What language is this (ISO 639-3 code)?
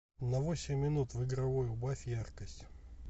rus